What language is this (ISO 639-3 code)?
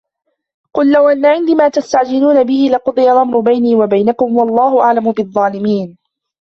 ara